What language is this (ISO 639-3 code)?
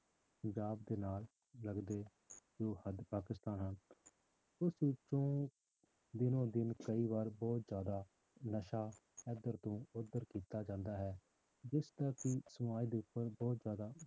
pan